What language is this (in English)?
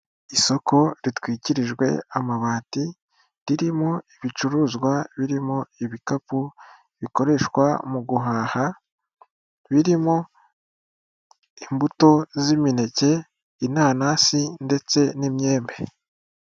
Kinyarwanda